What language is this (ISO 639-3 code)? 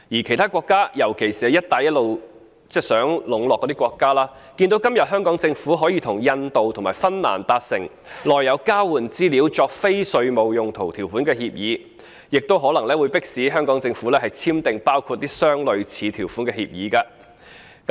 yue